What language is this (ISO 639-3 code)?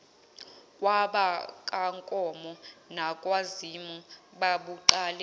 zul